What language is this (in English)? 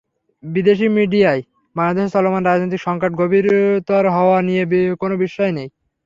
Bangla